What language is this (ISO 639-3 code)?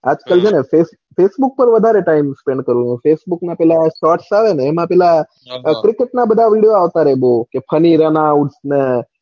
guj